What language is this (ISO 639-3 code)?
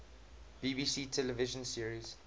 eng